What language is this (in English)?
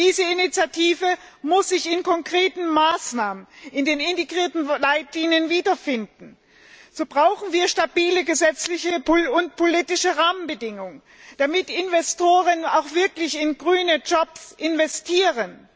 German